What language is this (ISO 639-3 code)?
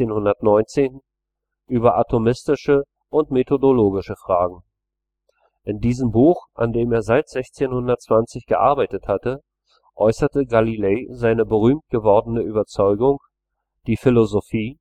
deu